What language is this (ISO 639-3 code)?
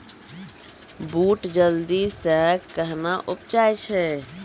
mai